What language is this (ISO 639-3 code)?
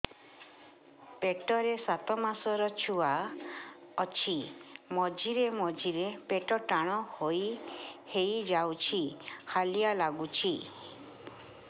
ori